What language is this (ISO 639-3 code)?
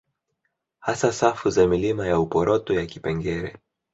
swa